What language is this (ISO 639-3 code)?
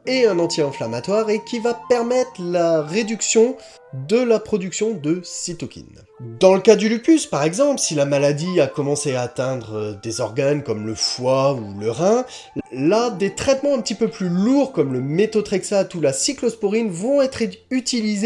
fra